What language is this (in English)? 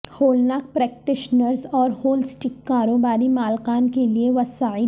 Urdu